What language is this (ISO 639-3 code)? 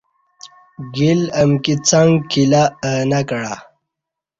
bsh